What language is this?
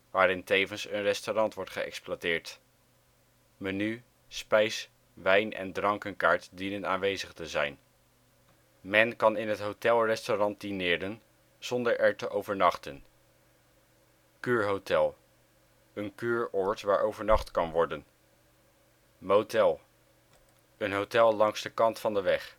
Dutch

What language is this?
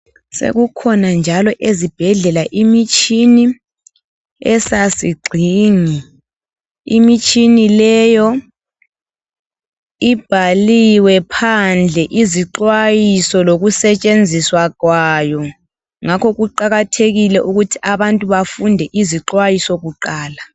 North Ndebele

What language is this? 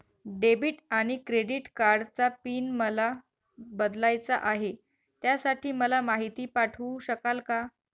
Marathi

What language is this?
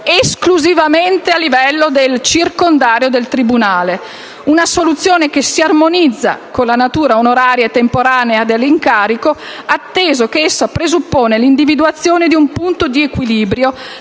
Italian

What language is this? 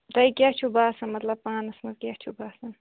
Kashmiri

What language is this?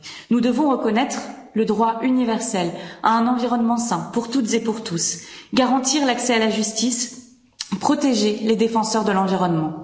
French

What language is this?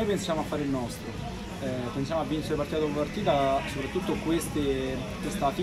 Italian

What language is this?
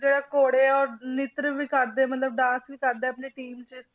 Punjabi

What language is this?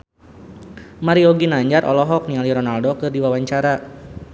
Sundanese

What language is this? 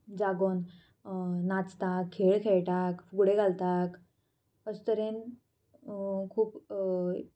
Konkani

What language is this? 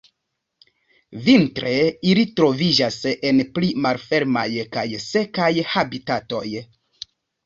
Esperanto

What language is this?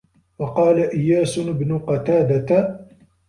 Arabic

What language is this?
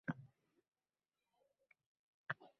Uzbek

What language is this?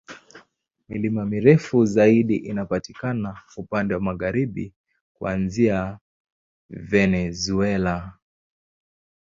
Swahili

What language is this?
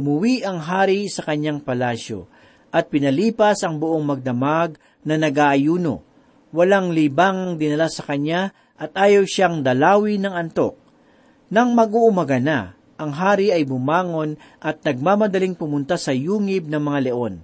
Filipino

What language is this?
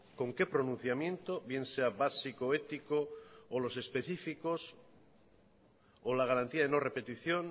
Spanish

